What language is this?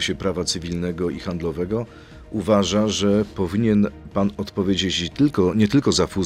Polish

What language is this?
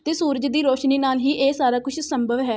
Punjabi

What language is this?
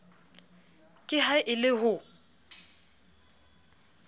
Southern Sotho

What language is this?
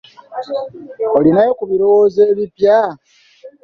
Ganda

